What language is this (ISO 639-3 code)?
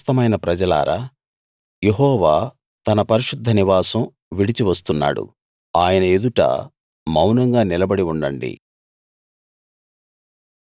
tel